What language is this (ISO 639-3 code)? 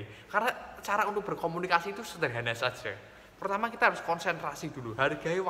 ind